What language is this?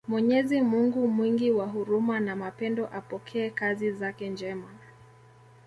Swahili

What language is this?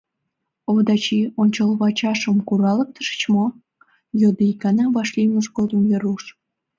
Mari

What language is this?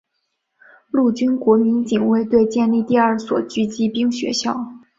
Chinese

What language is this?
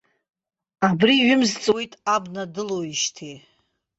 Abkhazian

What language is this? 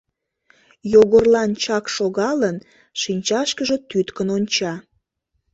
Mari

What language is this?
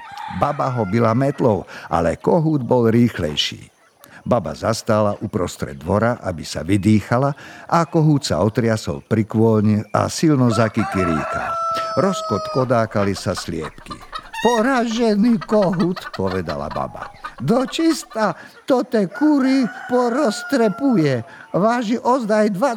Slovak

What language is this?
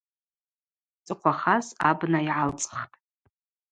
Abaza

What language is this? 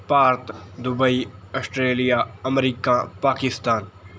Punjabi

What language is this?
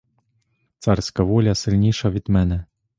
Ukrainian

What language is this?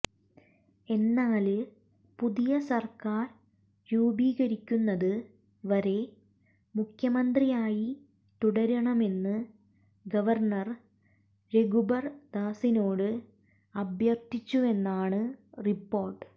Malayalam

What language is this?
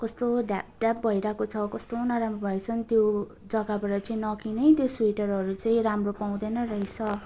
Nepali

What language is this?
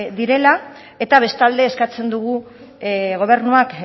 Basque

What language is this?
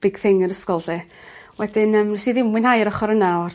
Welsh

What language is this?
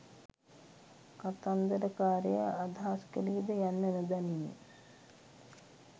Sinhala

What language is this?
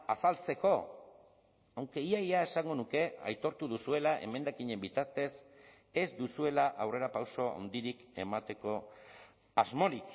Basque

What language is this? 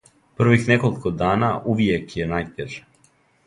Serbian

